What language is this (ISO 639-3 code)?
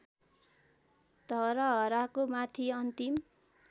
nep